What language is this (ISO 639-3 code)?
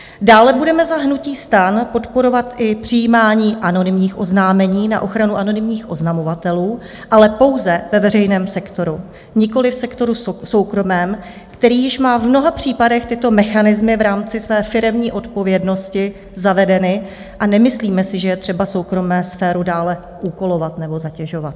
ces